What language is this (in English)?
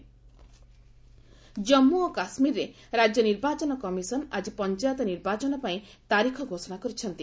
Odia